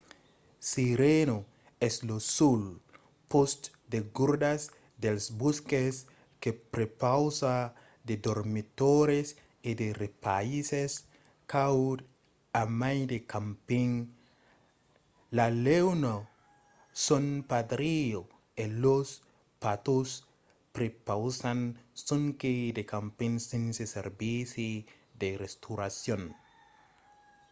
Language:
Occitan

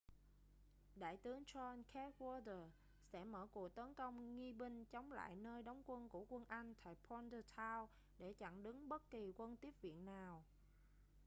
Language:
Vietnamese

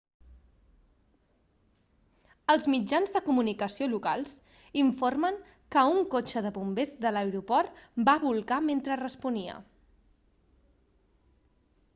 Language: Catalan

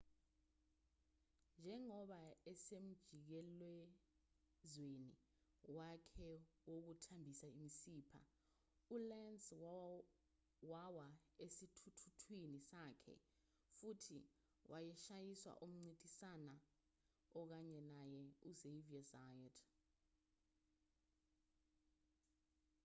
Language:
Zulu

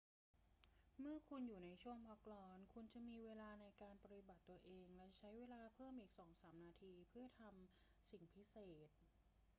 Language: Thai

